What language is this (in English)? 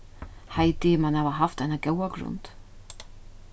Faroese